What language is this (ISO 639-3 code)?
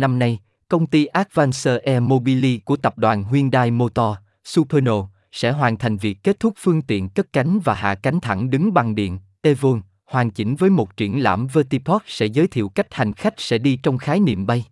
vie